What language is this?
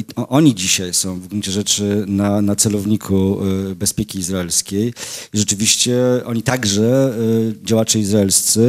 Polish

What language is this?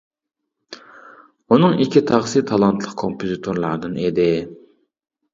Uyghur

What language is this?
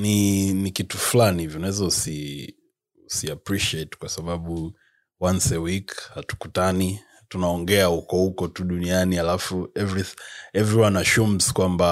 Swahili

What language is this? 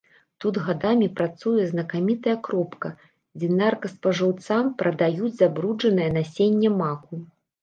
Belarusian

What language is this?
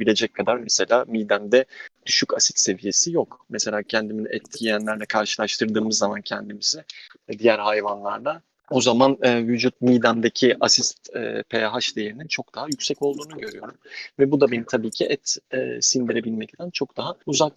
Turkish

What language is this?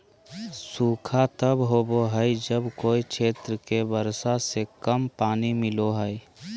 Magahi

